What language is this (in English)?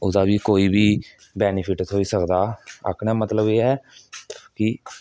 Dogri